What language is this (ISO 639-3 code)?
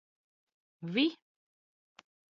lav